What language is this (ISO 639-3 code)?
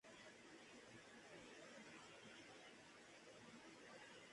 spa